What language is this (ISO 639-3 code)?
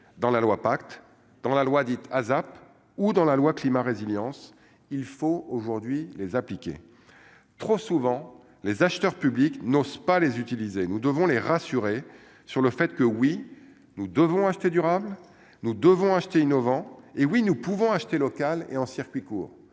fra